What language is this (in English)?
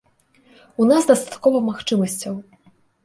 Belarusian